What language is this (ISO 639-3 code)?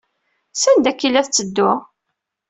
kab